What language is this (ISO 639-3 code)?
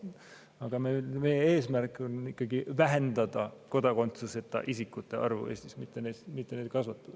est